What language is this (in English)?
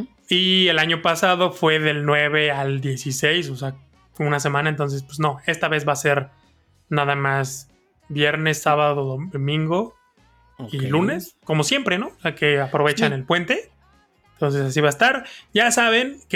Spanish